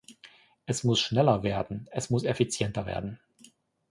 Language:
German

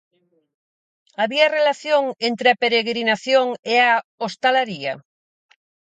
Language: Galician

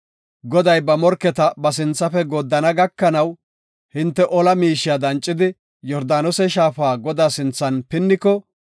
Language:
Gofa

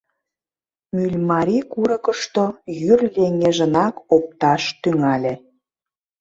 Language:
Mari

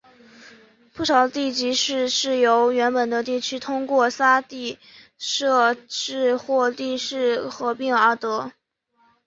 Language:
Chinese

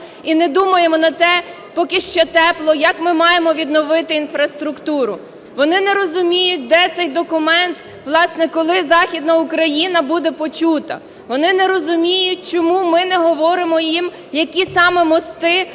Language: Ukrainian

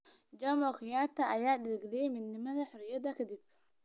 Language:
Somali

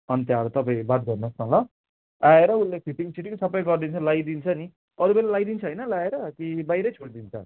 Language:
Nepali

